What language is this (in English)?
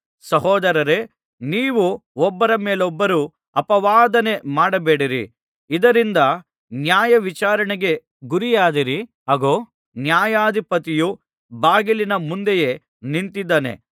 Kannada